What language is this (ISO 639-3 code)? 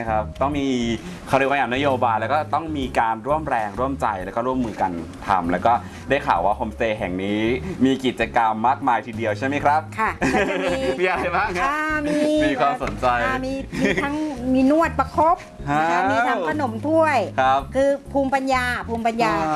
tha